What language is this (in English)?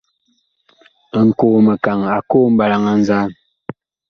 Bakoko